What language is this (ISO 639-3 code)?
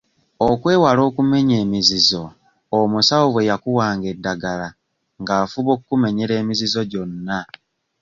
lug